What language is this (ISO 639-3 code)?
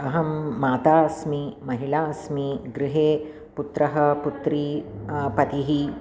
san